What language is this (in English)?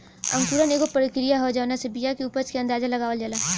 Bhojpuri